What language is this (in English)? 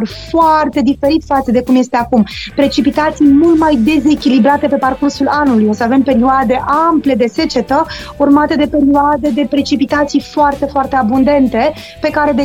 Romanian